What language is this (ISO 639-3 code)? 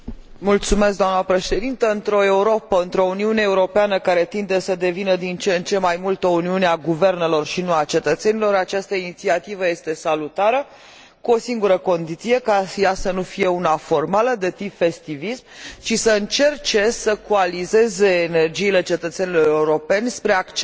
ron